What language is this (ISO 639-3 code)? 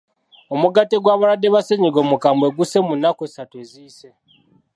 lug